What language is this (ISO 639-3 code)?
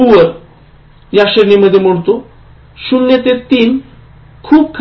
mar